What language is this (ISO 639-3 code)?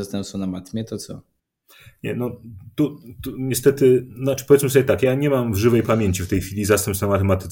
pol